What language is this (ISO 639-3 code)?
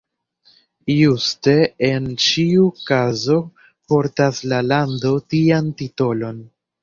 epo